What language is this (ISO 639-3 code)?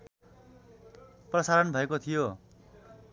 nep